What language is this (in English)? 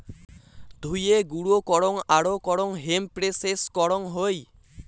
Bangla